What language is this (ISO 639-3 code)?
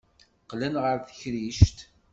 kab